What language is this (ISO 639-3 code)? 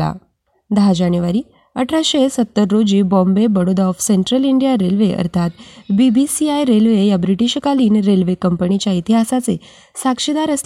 mar